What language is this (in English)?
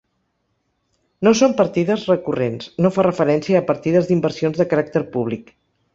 Catalan